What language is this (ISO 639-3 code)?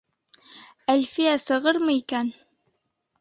bak